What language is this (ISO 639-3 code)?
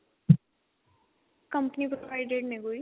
pan